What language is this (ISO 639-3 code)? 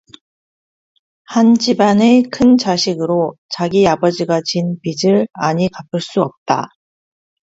kor